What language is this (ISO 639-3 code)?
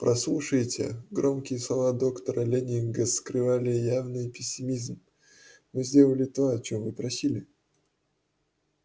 rus